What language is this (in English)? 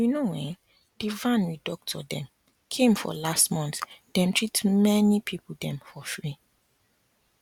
Nigerian Pidgin